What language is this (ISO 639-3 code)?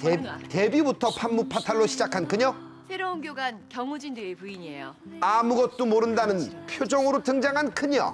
kor